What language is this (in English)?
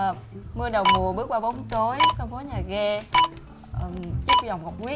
Vietnamese